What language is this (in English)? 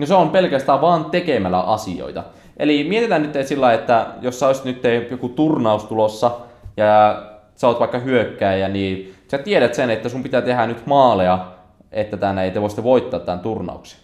Finnish